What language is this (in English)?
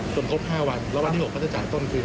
Thai